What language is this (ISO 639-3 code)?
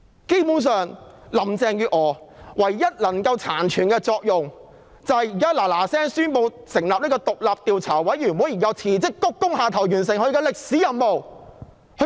yue